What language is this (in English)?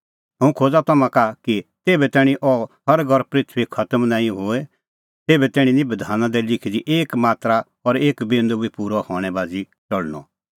Kullu Pahari